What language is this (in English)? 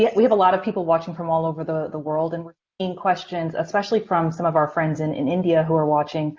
English